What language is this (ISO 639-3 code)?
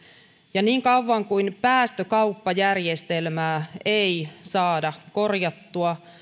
fin